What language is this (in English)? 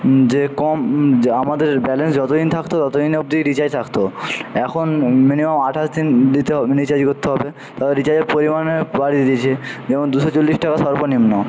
Bangla